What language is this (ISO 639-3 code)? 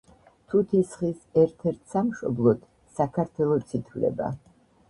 kat